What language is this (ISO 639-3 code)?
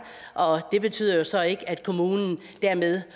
dan